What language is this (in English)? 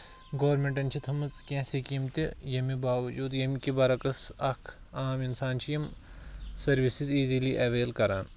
Kashmiri